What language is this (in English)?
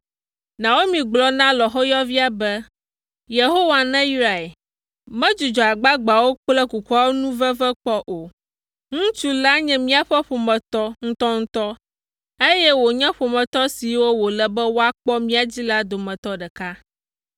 Ewe